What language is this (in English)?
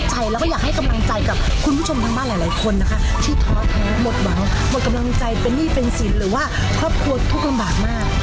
Thai